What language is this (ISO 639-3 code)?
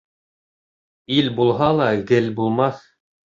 bak